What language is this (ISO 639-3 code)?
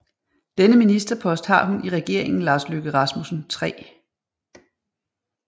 dan